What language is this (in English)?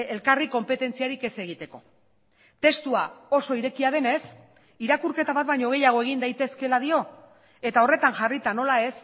Basque